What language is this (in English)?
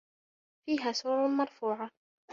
Arabic